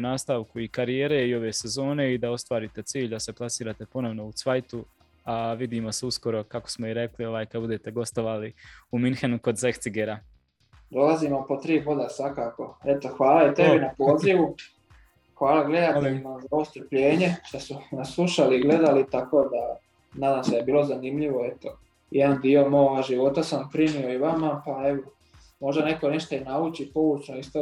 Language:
Croatian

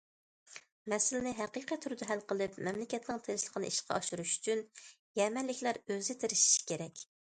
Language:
Uyghur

